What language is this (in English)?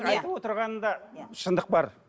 Kazakh